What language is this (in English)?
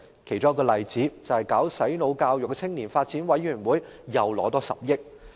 Cantonese